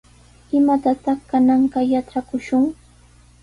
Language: Sihuas Ancash Quechua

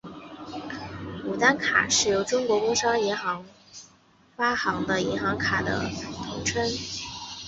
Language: Chinese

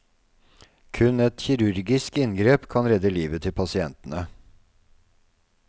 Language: Norwegian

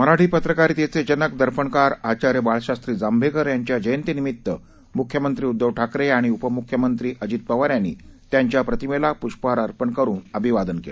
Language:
Marathi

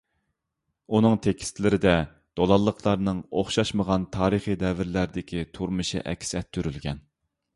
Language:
Uyghur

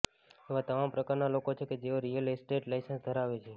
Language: Gujarati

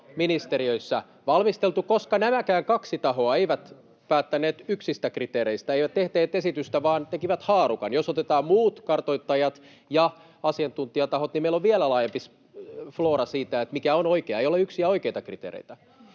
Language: Finnish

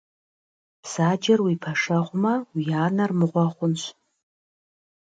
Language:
Kabardian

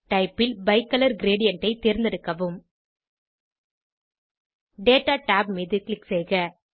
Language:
Tamil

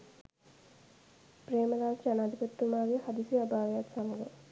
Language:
Sinhala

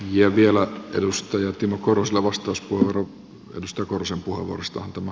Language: Finnish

